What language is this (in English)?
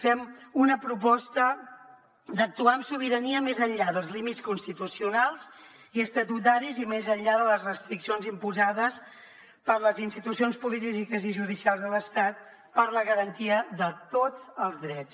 Catalan